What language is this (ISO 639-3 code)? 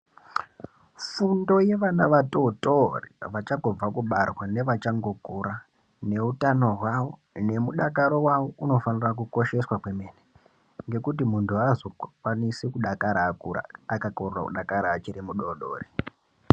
ndc